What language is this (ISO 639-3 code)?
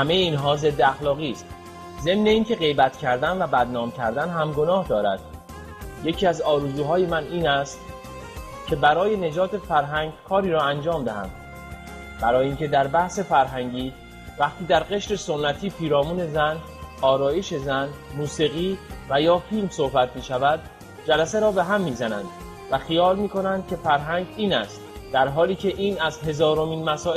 fas